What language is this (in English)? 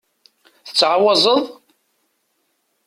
Kabyle